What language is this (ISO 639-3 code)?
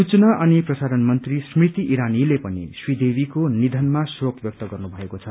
nep